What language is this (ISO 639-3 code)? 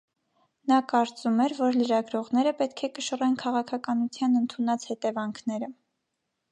hye